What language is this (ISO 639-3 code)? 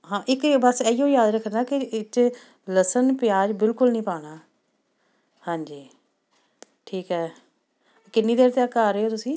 pan